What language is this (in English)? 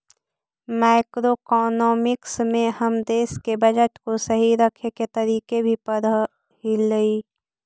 Magahi